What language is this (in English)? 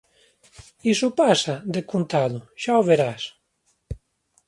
Galician